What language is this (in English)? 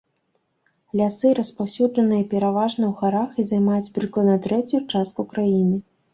Belarusian